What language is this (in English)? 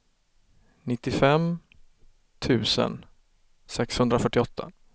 Swedish